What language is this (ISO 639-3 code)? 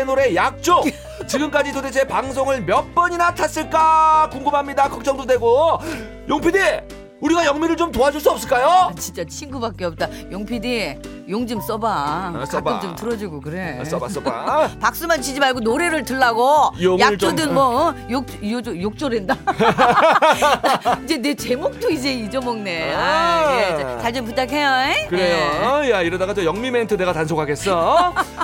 kor